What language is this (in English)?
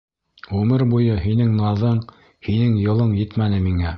Bashkir